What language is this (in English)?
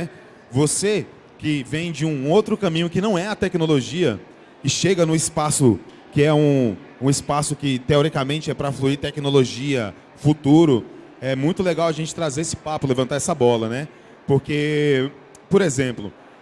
Portuguese